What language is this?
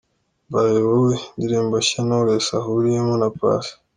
Kinyarwanda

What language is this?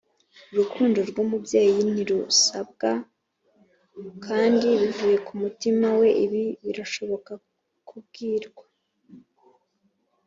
Kinyarwanda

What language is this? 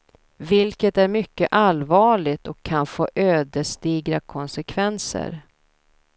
Swedish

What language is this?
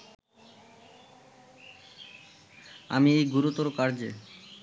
Bangla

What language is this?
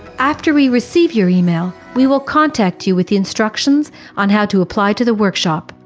English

